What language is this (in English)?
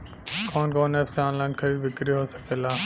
Bhojpuri